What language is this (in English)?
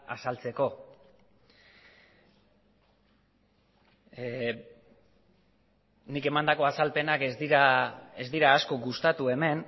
Basque